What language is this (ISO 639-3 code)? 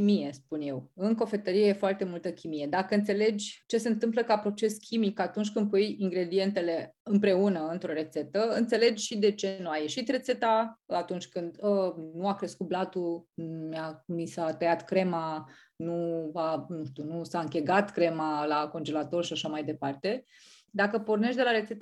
ron